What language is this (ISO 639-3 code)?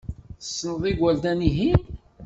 kab